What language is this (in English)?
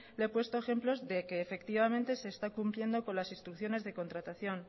Spanish